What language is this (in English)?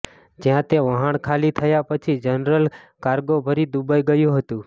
Gujarati